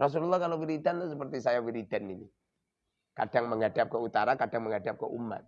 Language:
Indonesian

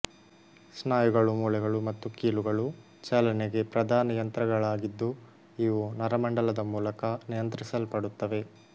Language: Kannada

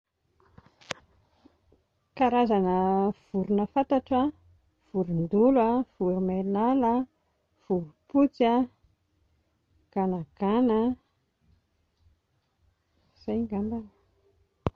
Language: Malagasy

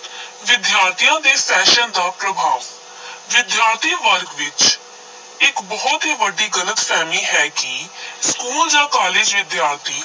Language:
Punjabi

